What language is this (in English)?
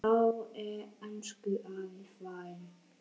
Icelandic